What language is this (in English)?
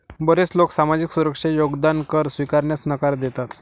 Marathi